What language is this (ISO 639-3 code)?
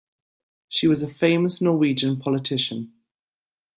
eng